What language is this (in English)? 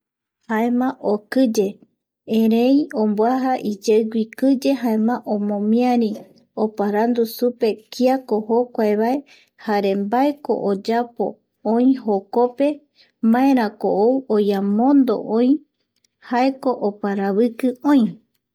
Eastern Bolivian Guaraní